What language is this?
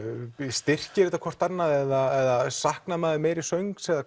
Icelandic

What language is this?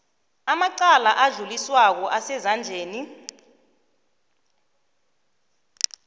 South Ndebele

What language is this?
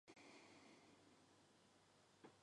Chinese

